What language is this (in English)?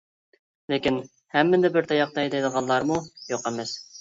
Uyghur